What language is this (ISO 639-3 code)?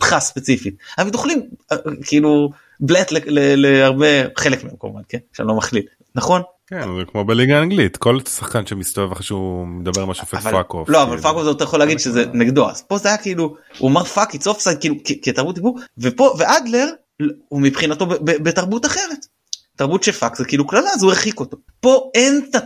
heb